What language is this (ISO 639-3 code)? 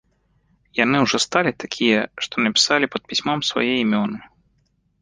bel